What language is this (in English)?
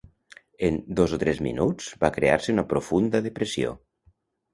Catalan